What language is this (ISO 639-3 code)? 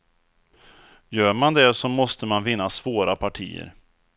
swe